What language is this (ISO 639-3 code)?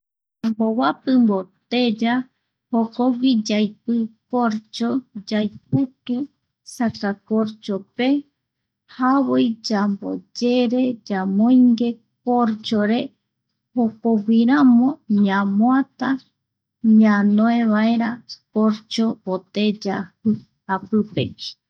gui